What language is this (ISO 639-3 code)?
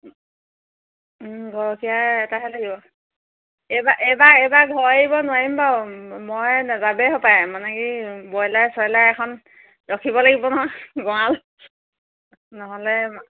asm